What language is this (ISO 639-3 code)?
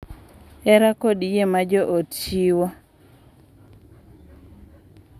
luo